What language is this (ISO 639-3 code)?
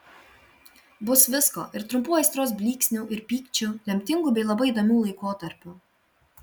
lit